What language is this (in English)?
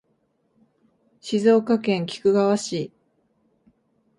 Japanese